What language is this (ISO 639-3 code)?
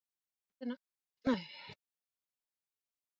isl